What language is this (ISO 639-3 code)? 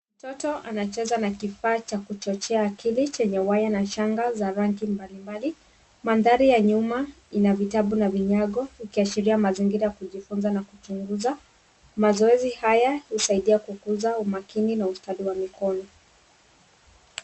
swa